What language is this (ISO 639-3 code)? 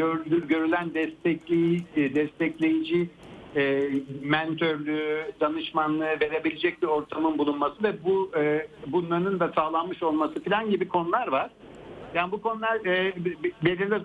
tur